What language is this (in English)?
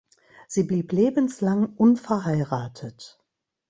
German